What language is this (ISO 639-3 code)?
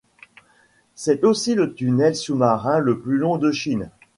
fra